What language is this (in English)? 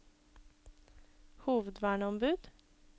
Norwegian